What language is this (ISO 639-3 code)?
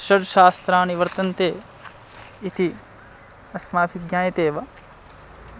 san